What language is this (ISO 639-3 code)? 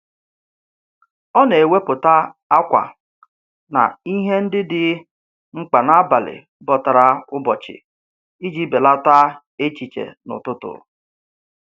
ibo